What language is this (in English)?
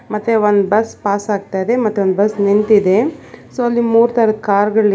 Kannada